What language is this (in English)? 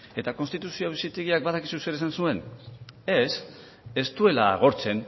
Basque